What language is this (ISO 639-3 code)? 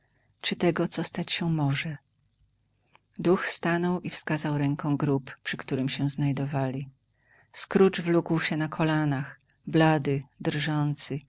pol